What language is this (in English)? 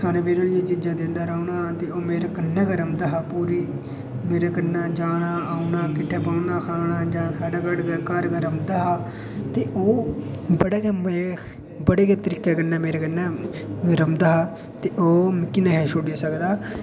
Dogri